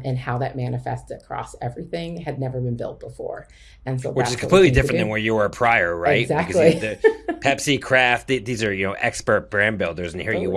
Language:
English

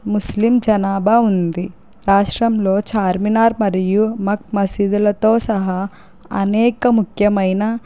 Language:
Telugu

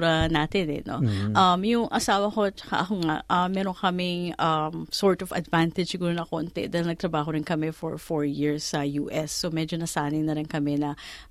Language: Filipino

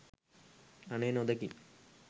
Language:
Sinhala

